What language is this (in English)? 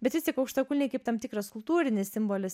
Lithuanian